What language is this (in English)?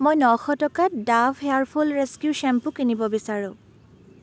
Assamese